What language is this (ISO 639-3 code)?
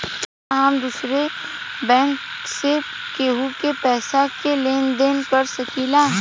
bho